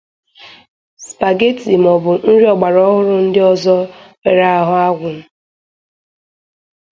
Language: Igbo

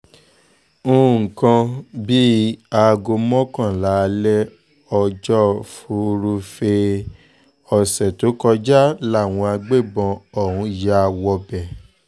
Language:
Yoruba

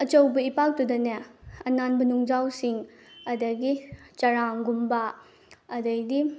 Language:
Manipuri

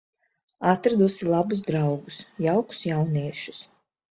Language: Latvian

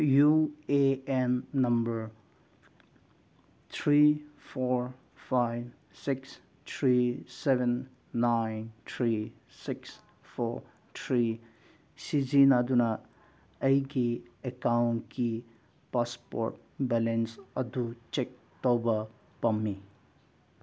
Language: Manipuri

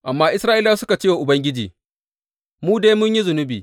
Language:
Hausa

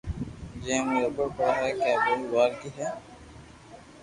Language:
Loarki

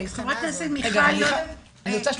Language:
Hebrew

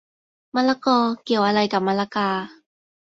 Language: Thai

